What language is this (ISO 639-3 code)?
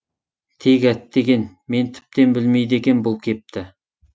kaz